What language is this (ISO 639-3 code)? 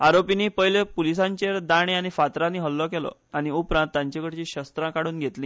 kok